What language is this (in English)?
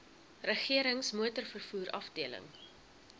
Afrikaans